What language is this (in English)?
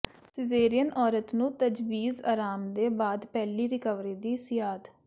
Punjabi